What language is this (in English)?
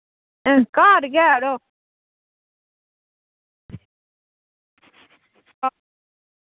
Dogri